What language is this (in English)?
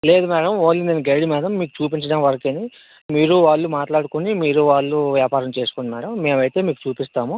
Telugu